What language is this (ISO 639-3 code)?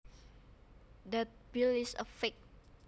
jav